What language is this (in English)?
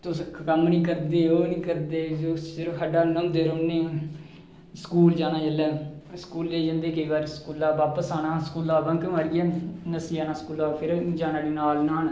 Dogri